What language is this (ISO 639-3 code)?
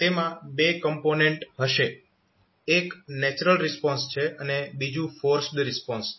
guj